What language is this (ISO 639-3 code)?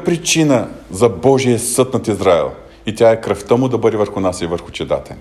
bul